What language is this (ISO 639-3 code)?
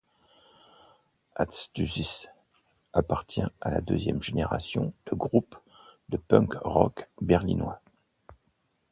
fra